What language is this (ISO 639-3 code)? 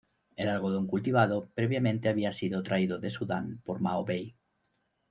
spa